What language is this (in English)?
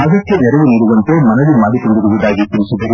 Kannada